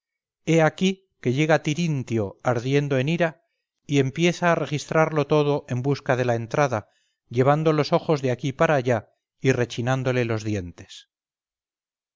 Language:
Spanish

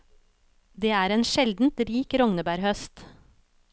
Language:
Norwegian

